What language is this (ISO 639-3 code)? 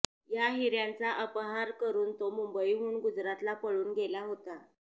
mar